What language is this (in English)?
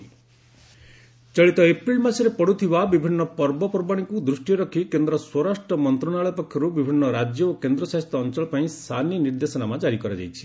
Odia